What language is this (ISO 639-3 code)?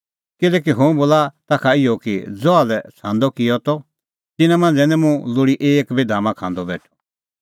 kfx